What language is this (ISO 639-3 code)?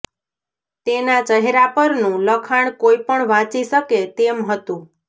guj